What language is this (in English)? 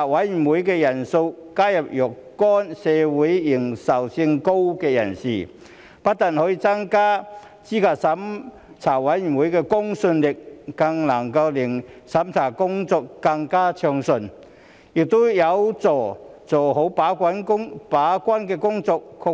Cantonese